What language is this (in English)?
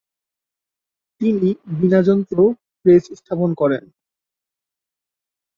Bangla